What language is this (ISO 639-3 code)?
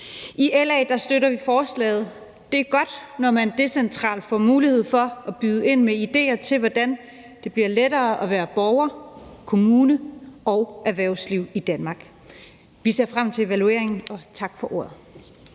dan